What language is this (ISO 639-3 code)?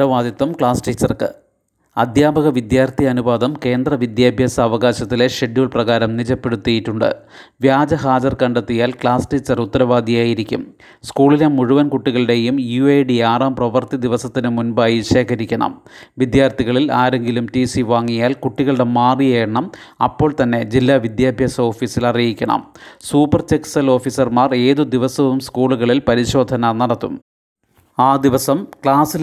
mal